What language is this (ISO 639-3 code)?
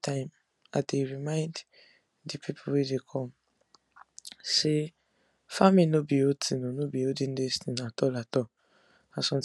pcm